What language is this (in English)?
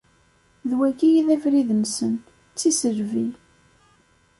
Kabyle